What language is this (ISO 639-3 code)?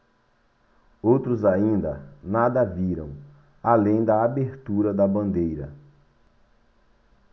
por